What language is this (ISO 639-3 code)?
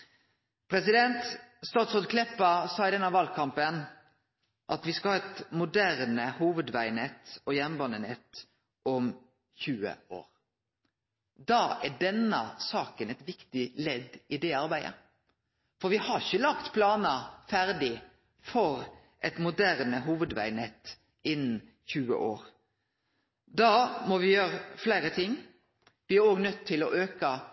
nno